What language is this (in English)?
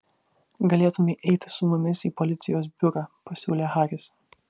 Lithuanian